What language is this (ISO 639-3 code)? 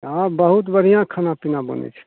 mai